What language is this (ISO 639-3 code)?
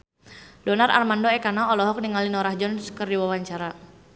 sun